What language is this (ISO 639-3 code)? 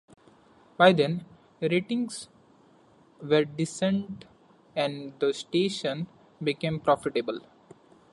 eng